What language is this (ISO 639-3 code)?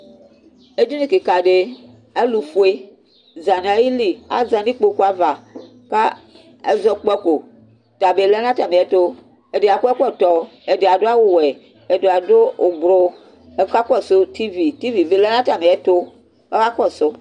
kpo